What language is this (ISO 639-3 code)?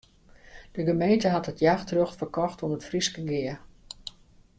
fry